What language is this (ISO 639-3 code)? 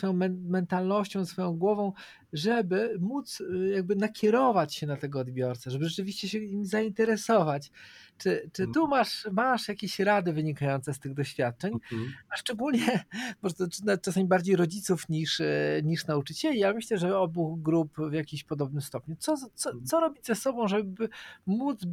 pol